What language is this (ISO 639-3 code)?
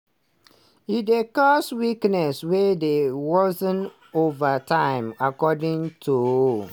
pcm